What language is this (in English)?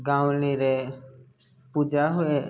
Odia